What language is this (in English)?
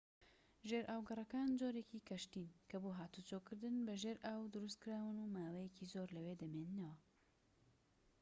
Central Kurdish